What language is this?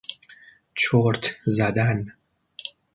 Persian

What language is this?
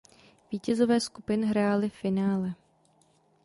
Czech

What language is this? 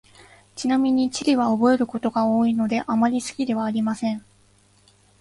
Japanese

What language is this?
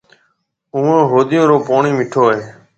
Marwari (Pakistan)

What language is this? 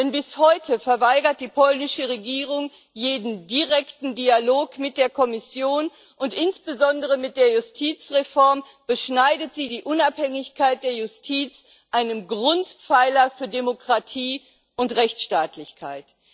German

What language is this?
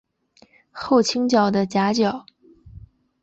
Chinese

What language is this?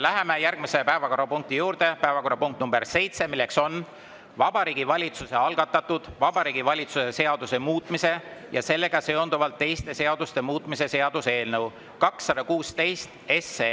Estonian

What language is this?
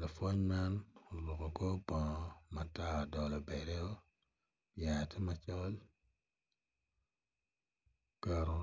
Acoli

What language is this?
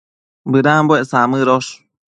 Matsés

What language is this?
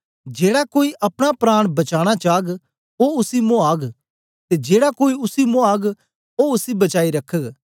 Dogri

